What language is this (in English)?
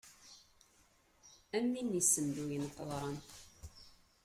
Kabyle